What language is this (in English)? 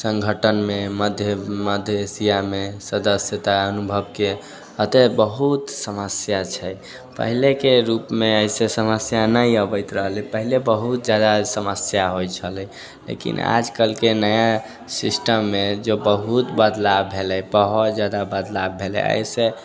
Maithili